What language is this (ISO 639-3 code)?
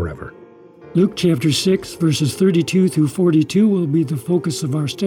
eng